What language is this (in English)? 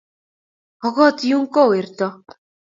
Kalenjin